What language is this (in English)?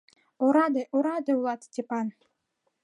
Mari